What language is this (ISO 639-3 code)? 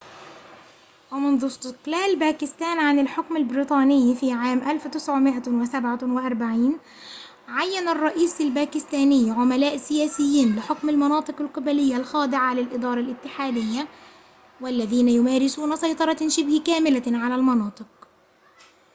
ara